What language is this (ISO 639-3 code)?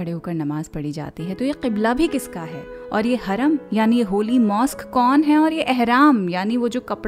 hin